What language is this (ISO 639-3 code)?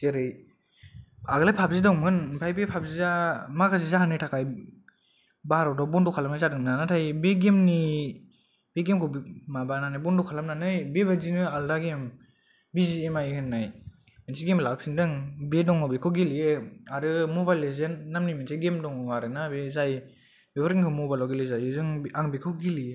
brx